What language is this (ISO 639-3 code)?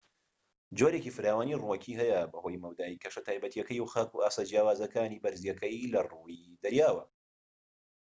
ckb